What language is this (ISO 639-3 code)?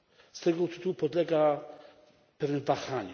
pol